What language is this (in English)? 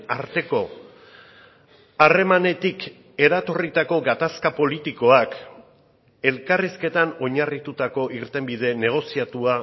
Basque